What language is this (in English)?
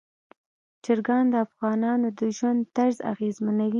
Pashto